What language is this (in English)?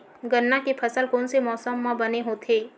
Chhattisgarhi